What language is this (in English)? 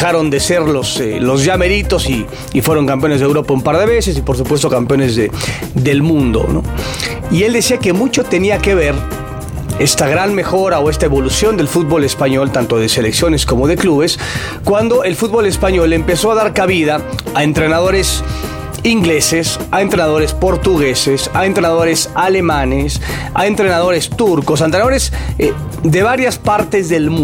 Spanish